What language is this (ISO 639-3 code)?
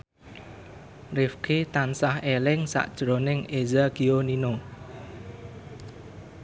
jav